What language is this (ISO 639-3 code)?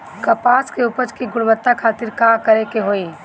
bho